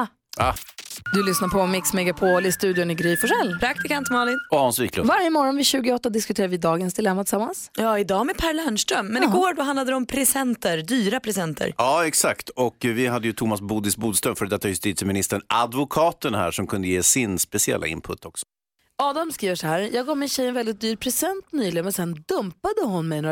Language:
Swedish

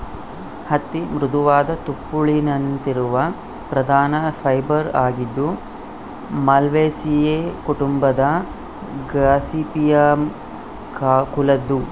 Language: Kannada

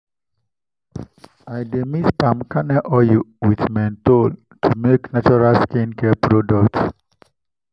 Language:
Nigerian Pidgin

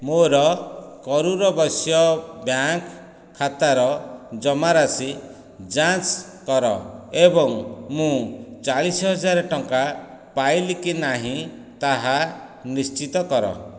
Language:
Odia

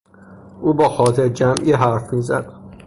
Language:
Persian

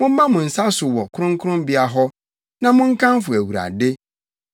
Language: Akan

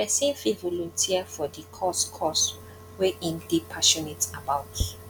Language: Nigerian Pidgin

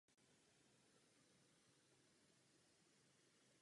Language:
Czech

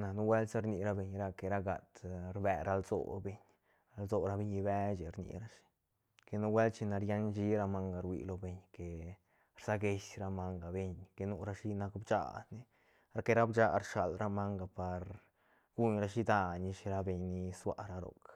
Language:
Santa Catarina Albarradas Zapotec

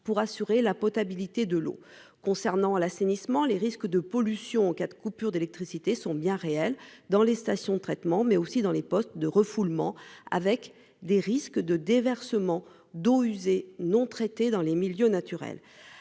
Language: French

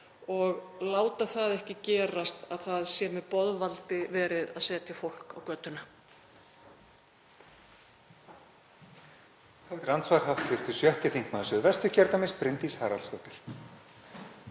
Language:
Icelandic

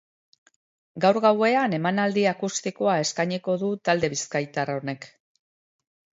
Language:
Basque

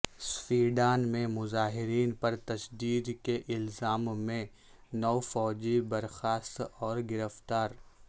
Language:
Urdu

